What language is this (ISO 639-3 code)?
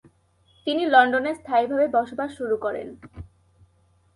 ben